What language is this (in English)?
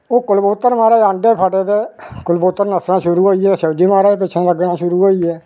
Dogri